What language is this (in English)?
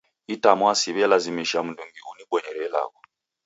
Taita